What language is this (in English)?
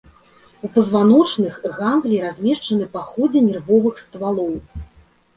Belarusian